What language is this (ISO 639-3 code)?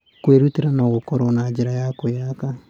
kik